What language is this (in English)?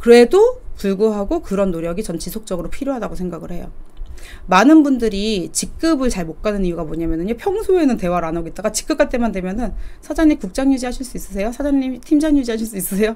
Korean